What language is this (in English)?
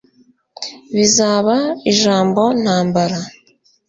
Kinyarwanda